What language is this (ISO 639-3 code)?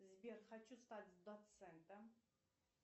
rus